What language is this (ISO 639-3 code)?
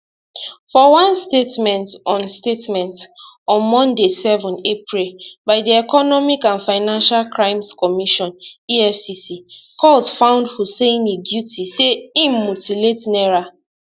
pcm